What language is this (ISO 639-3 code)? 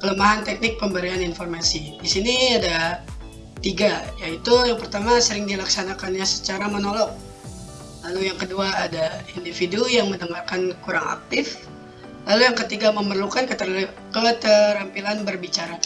ind